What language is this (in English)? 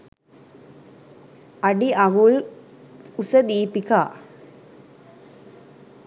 Sinhala